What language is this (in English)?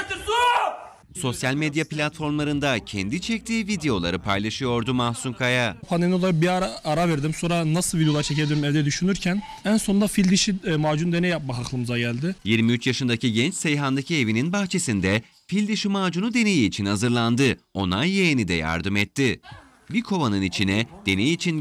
Turkish